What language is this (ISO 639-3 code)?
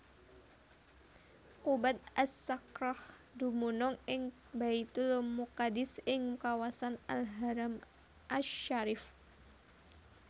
jav